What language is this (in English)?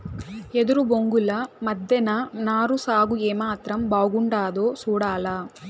Telugu